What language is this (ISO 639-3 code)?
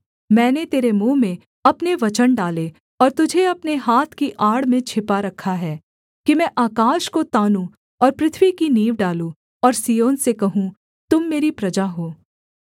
hin